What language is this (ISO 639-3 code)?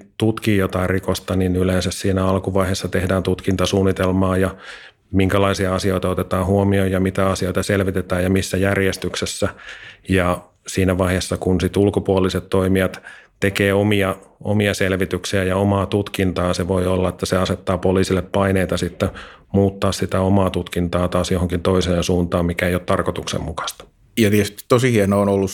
fin